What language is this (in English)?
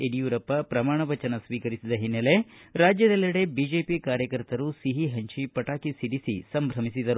Kannada